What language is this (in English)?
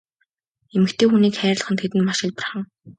Mongolian